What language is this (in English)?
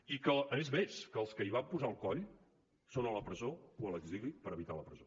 Catalan